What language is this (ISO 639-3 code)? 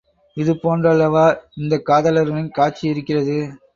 tam